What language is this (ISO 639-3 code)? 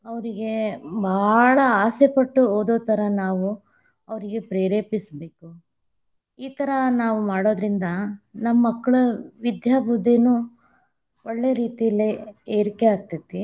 kan